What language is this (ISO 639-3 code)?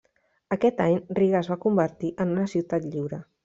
cat